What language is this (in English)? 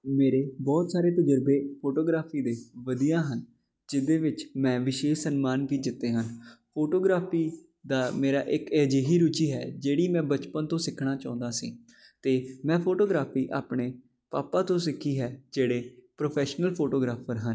Punjabi